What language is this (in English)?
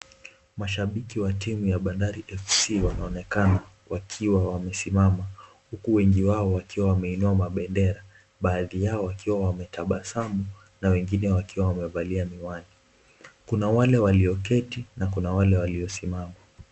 Swahili